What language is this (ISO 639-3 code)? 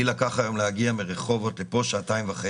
heb